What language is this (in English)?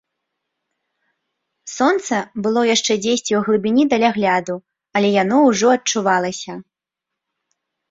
Belarusian